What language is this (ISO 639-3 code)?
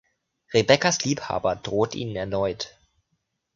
deu